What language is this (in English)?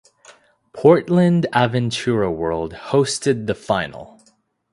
English